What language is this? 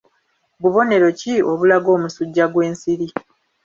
Ganda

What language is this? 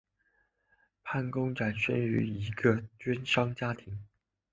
Chinese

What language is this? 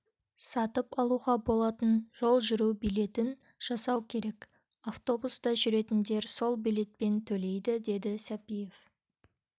Kazakh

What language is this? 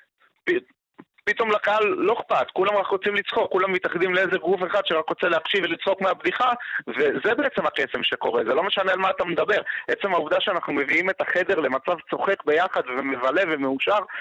Hebrew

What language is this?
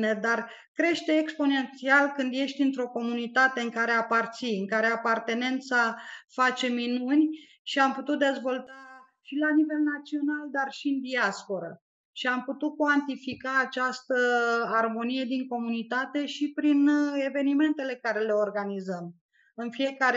Romanian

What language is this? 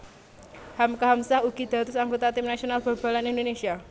Javanese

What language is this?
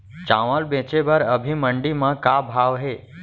Chhattisgarhi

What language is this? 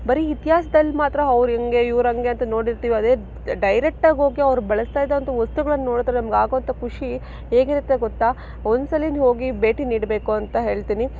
Kannada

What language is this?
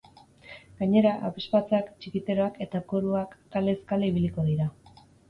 Basque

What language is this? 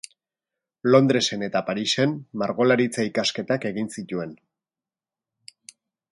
Basque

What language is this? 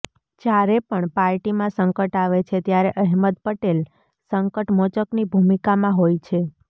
Gujarati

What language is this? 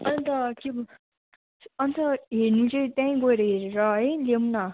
Nepali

